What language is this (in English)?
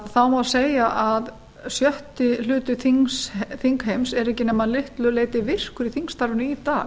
Icelandic